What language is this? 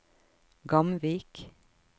Norwegian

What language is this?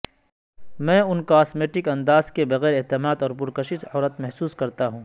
Urdu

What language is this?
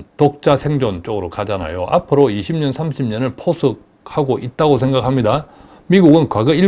Korean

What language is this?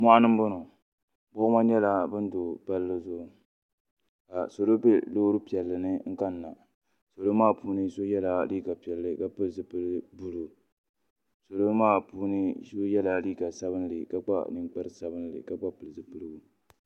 Dagbani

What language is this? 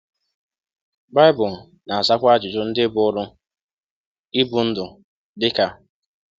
Igbo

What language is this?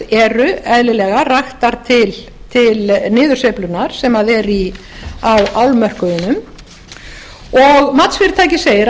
Icelandic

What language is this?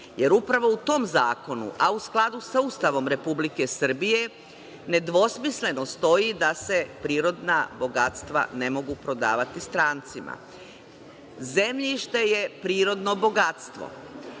Serbian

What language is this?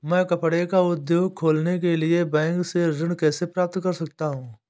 Hindi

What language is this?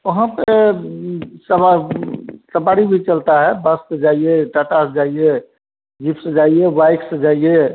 Hindi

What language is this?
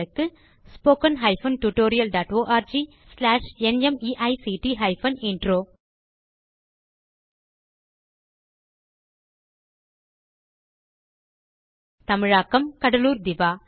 Tamil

